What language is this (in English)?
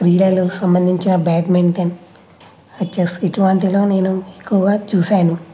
Telugu